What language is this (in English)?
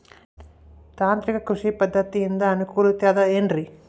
Kannada